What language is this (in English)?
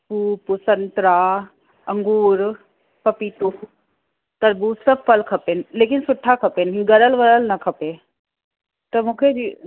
Sindhi